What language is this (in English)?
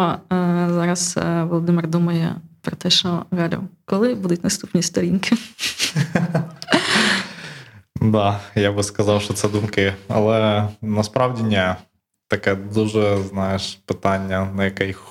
Ukrainian